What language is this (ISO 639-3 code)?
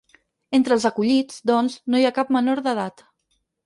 cat